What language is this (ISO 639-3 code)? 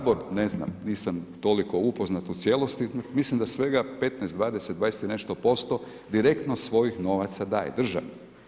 hrv